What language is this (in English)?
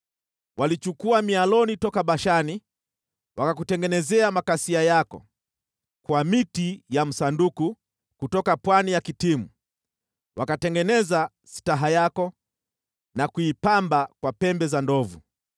Swahili